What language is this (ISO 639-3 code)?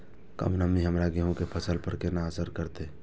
mai